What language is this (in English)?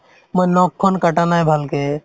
Assamese